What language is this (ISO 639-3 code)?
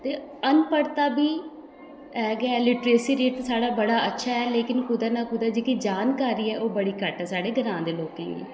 doi